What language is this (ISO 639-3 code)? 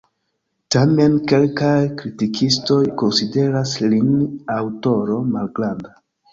epo